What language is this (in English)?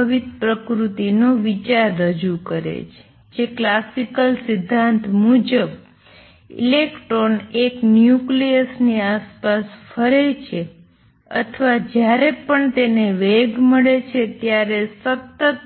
Gujarati